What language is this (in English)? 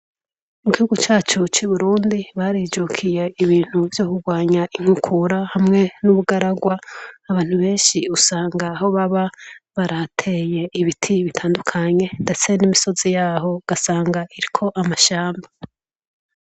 Rundi